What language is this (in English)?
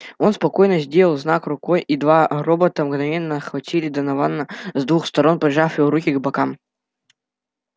Russian